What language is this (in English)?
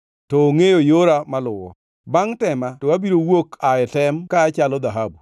Luo (Kenya and Tanzania)